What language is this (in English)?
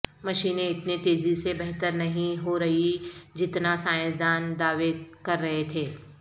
Urdu